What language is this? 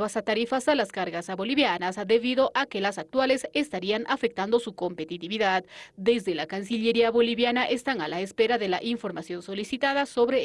Spanish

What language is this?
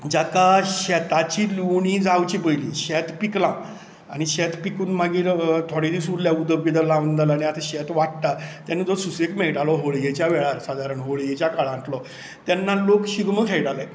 Konkani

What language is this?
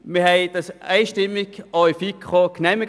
Swiss German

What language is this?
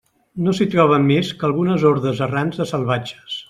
Catalan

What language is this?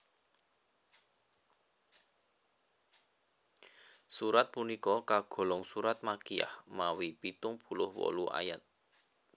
Javanese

